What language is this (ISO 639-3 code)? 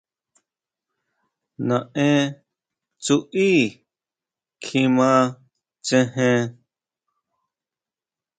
mau